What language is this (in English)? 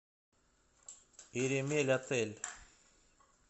Russian